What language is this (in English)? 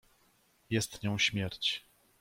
Polish